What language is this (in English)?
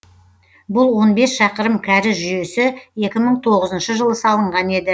Kazakh